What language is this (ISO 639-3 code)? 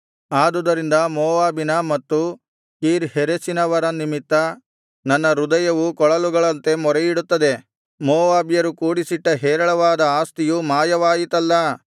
kan